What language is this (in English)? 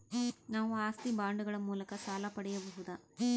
Kannada